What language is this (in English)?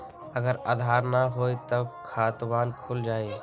Magahi